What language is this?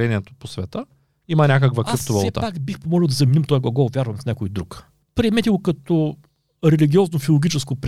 Bulgarian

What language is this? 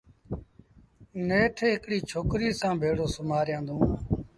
Sindhi Bhil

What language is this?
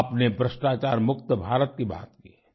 Hindi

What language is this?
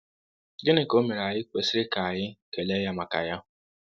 Igbo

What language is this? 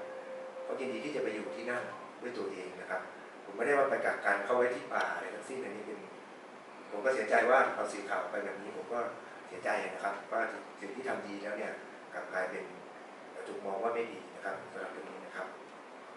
Thai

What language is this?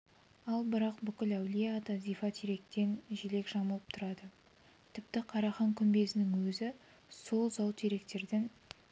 Kazakh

